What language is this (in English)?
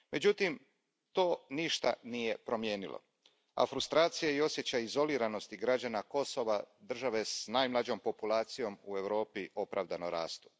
Croatian